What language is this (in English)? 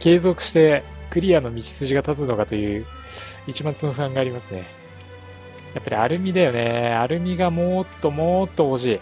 Japanese